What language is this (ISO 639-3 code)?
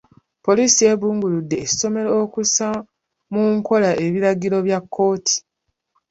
lug